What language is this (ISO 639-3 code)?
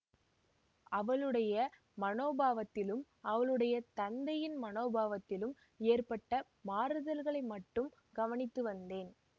tam